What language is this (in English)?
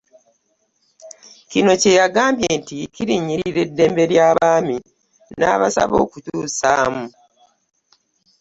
Ganda